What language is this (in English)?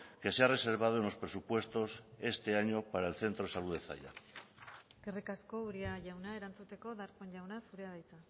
Spanish